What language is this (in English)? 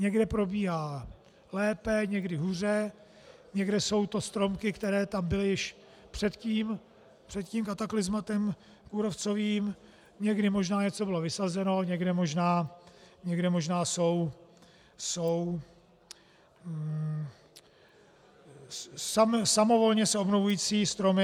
Czech